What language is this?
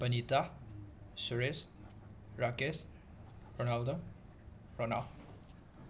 Manipuri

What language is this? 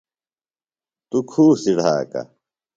Phalura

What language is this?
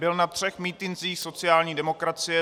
Czech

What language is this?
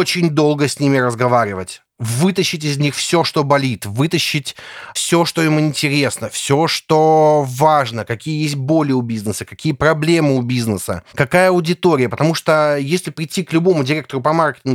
Russian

